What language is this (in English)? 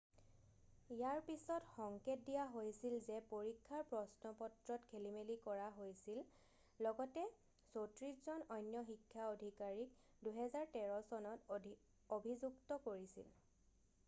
Assamese